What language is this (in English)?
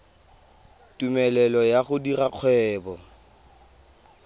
Tswana